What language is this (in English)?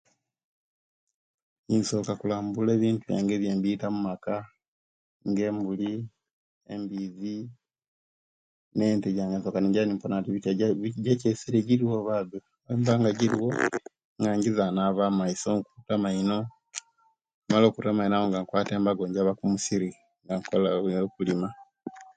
Kenyi